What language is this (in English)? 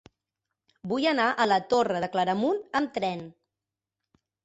Catalan